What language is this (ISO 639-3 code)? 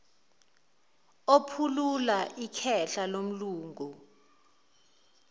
zul